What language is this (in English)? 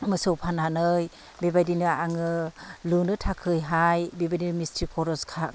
Bodo